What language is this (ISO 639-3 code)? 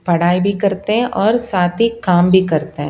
hin